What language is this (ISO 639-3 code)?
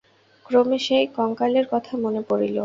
ben